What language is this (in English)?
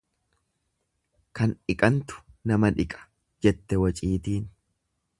Oromo